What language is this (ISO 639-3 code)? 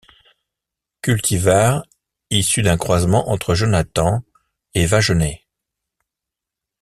fra